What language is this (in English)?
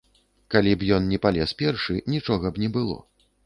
Belarusian